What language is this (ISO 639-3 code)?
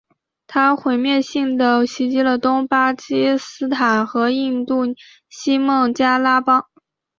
zho